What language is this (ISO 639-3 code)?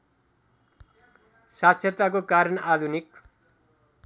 nep